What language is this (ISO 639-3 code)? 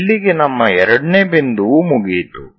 kan